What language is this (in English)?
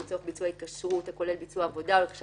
Hebrew